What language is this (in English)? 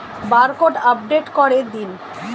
Bangla